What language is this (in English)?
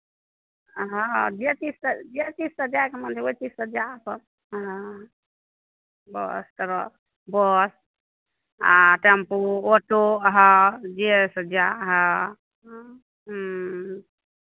Maithili